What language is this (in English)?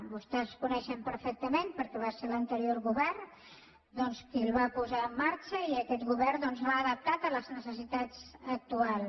Catalan